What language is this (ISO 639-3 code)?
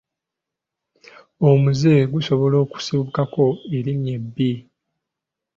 lug